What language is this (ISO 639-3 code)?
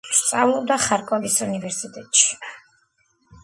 kat